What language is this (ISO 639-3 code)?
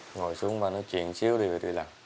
vie